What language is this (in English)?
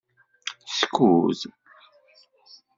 Kabyle